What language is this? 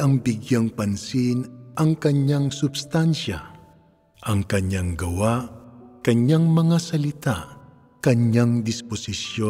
Filipino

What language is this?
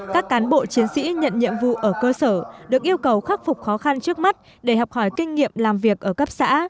Vietnamese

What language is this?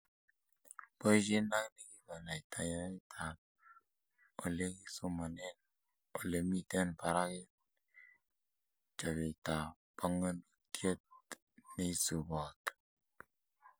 Kalenjin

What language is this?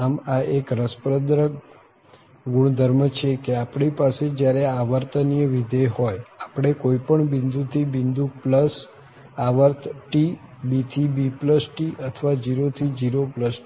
Gujarati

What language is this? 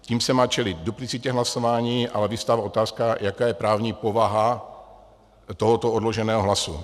Czech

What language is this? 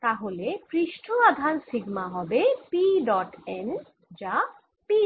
Bangla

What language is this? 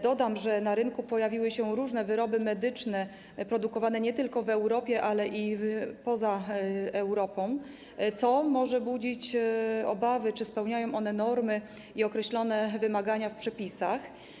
Polish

